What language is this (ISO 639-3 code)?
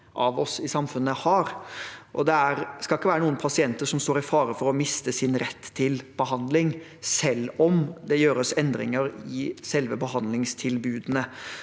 nor